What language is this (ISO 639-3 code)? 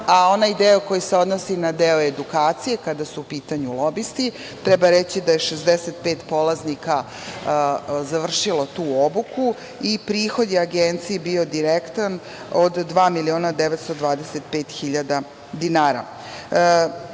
srp